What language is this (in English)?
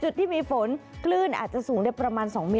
Thai